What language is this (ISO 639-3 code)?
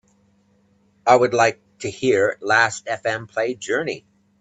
eng